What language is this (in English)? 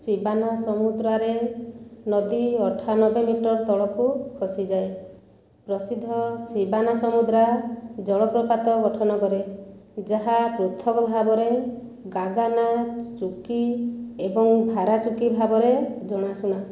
Odia